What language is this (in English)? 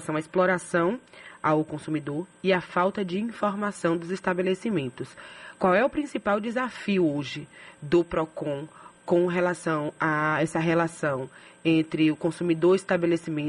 Portuguese